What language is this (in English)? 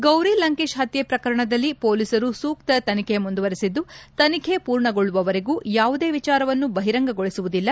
Kannada